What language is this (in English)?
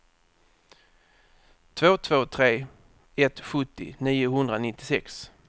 Swedish